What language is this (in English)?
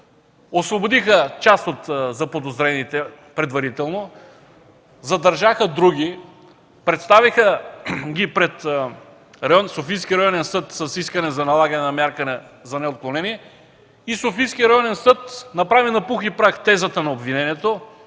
Bulgarian